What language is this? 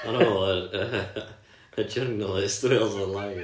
Welsh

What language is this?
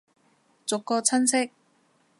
Cantonese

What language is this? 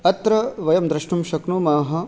Sanskrit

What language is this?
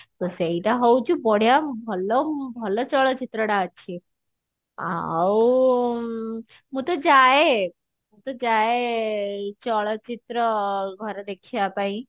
Odia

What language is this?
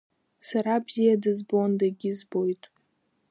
Abkhazian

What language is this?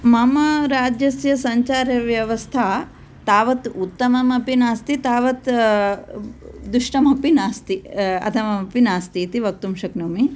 Sanskrit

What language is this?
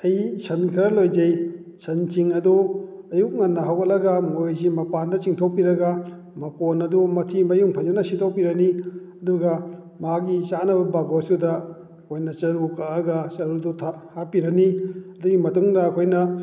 Manipuri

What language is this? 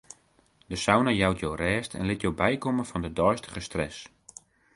Western Frisian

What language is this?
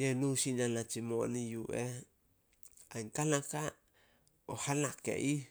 Solos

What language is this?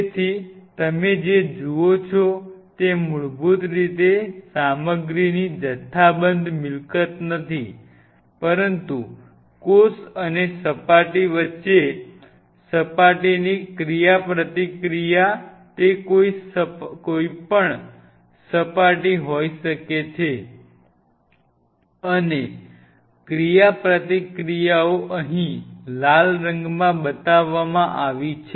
Gujarati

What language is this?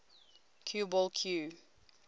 English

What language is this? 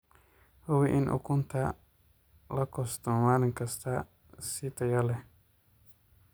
Somali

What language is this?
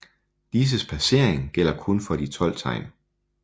Danish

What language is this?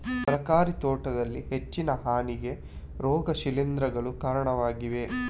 Kannada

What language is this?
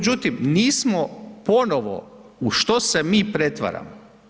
Croatian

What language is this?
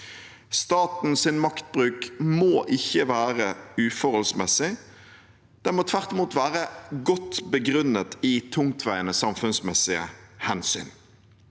Norwegian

